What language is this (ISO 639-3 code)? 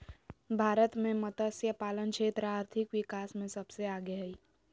mag